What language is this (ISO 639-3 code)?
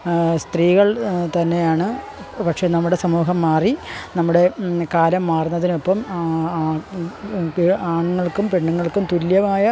mal